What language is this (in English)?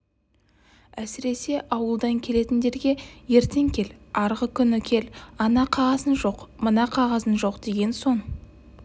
Kazakh